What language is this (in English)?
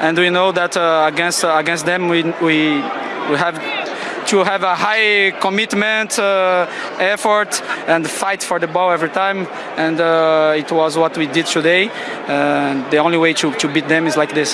English